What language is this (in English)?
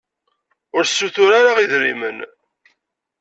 Kabyle